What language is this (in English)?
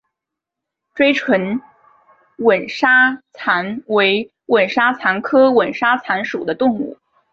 Chinese